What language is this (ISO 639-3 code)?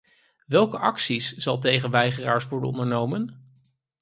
nld